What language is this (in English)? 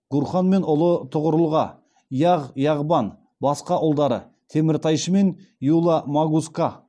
Kazakh